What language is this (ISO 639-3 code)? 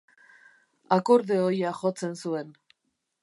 eus